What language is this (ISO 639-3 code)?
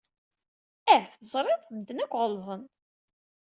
kab